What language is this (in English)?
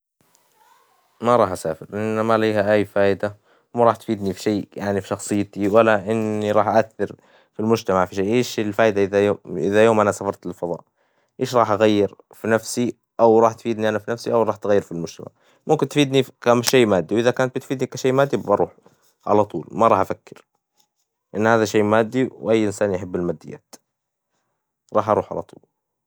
Hijazi Arabic